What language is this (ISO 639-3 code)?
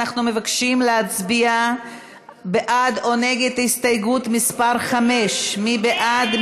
heb